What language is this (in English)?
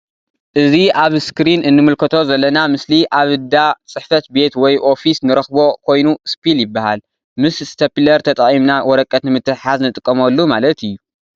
Tigrinya